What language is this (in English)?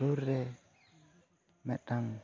Santali